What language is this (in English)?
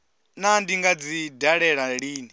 Venda